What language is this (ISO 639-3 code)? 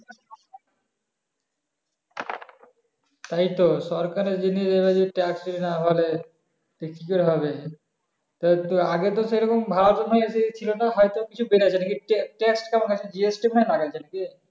ben